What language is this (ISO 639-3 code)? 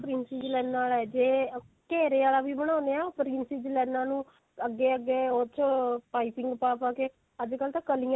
pan